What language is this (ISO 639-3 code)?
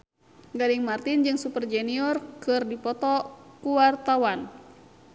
sun